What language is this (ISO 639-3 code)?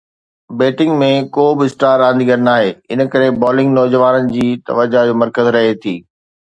snd